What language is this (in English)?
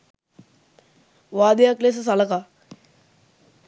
Sinhala